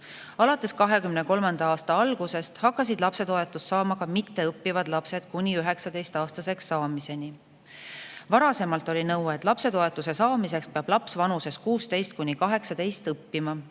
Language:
Estonian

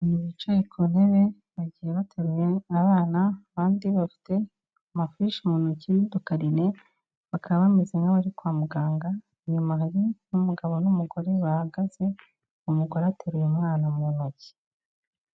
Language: Kinyarwanda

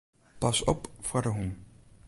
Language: Western Frisian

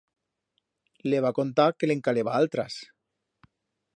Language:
Aragonese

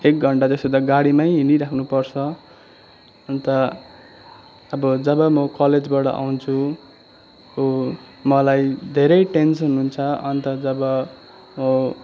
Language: Nepali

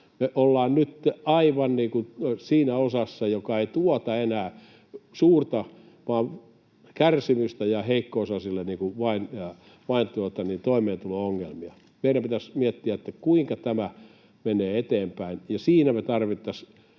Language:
Finnish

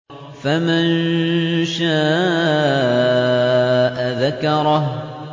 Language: Arabic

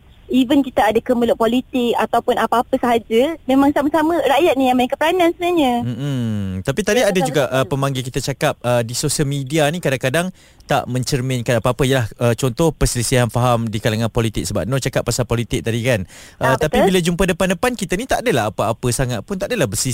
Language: Malay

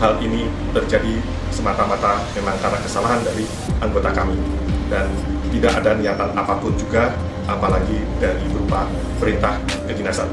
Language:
Indonesian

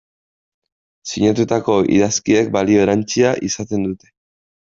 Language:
Basque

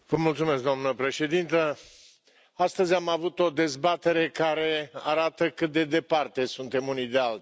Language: Romanian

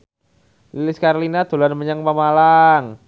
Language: Javanese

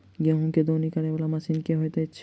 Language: Maithili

